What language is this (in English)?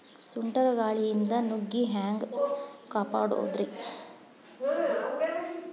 Kannada